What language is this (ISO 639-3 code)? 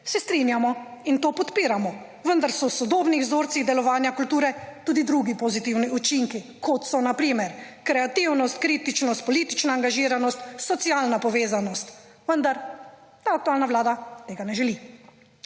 slv